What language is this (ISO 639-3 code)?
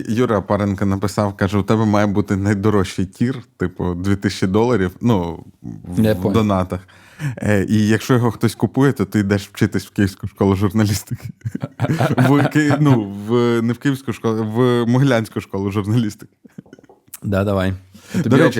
ukr